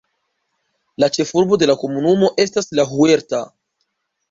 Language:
Esperanto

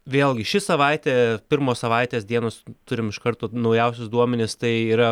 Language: Lithuanian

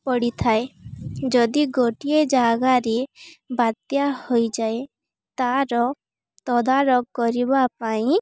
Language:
Odia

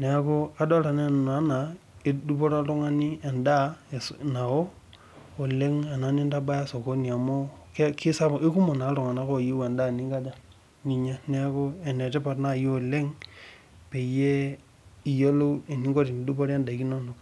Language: Masai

